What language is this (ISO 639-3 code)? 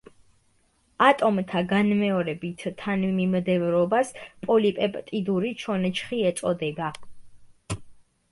kat